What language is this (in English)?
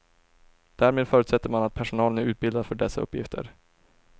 Swedish